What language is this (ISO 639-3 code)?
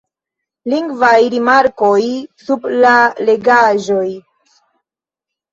epo